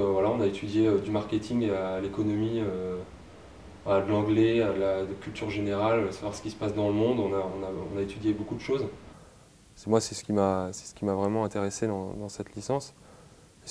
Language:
French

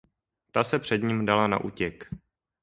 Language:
Czech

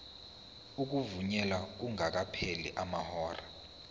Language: Zulu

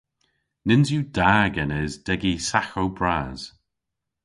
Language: Cornish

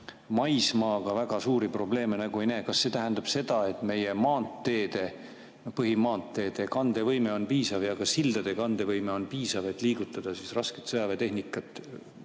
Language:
Estonian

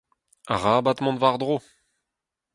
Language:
Breton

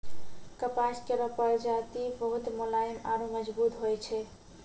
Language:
Maithili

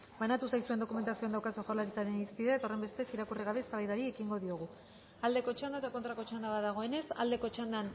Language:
Basque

